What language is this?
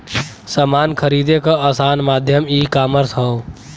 Bhojpuri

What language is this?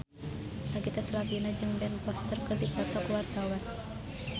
Sundanese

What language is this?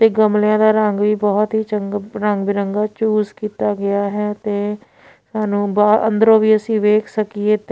Punjabi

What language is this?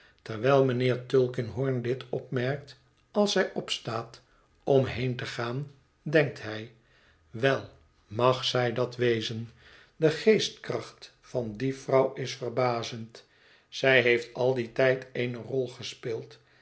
Dutch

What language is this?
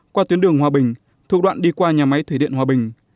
Vietnamese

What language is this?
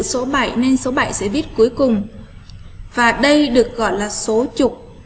Vietnamese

